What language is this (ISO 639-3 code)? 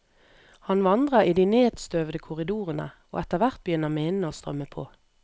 nor